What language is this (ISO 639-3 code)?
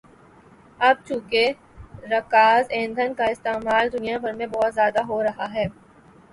urd